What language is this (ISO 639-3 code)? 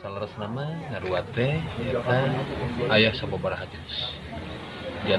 ind